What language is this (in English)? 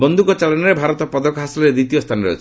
Odia